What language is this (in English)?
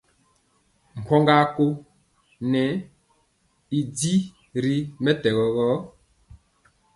Mpiemo